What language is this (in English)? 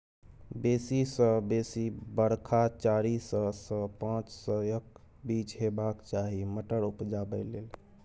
Maithili